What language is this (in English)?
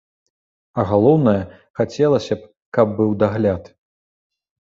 Belarusian